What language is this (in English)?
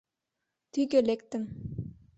Mari